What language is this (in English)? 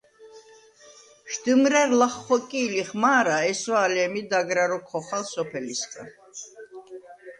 Svan